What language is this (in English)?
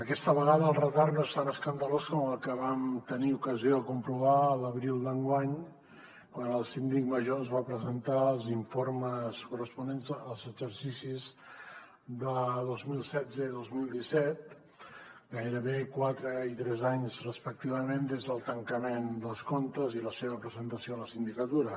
Catalan